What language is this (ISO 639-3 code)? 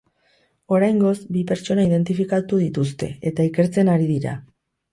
eus